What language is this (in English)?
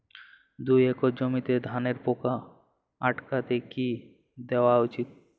Bangla